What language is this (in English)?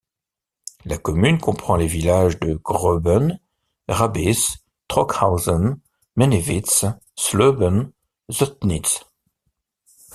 French